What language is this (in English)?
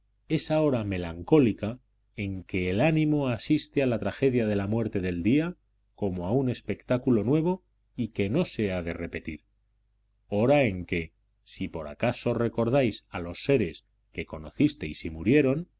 Spanish